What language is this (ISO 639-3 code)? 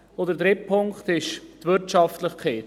gsw